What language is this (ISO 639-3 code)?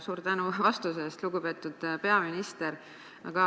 est